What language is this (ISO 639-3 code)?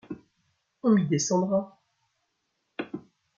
fra